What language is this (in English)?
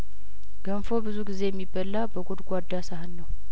Amharic